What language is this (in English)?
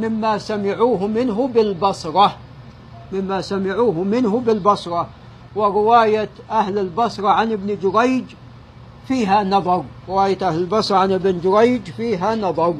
Arabic